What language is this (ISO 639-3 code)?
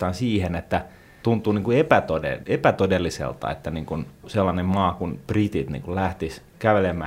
fin